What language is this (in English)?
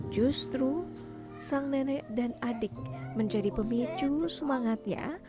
Indonesian